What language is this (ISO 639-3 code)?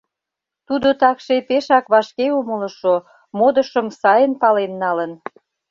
chm